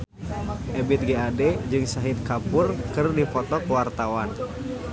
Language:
Sundanese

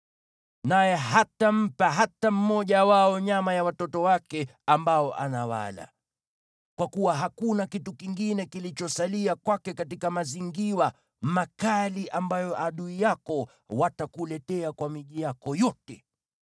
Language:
Swahili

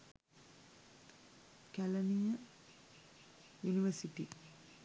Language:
Sinhala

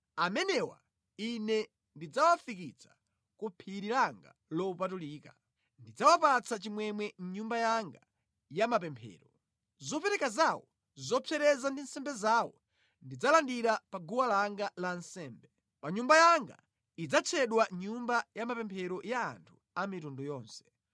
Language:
Nyanja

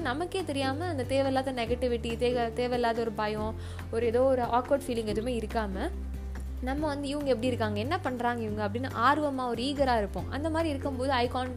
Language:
Tamil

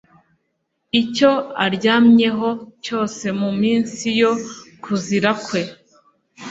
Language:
Kinyarwanda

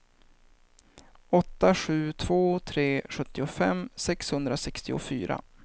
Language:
Swedish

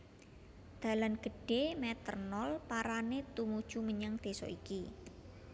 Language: Javanese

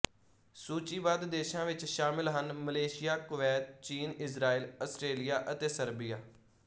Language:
Punjabi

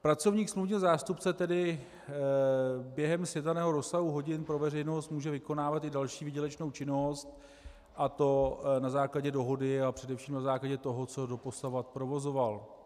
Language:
Czech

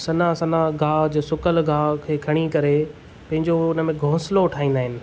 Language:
Sindhi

